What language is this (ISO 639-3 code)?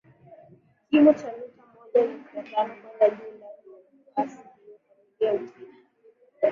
swa